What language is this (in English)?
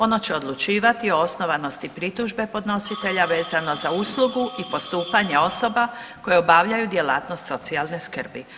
Croatian